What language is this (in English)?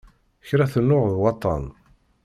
Kabyle